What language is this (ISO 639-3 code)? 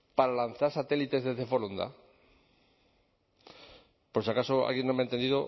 spa